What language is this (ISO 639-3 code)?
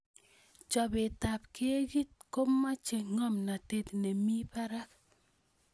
kln